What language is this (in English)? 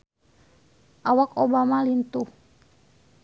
Sundanese